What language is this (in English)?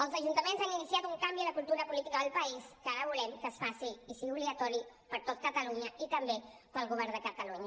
Catalan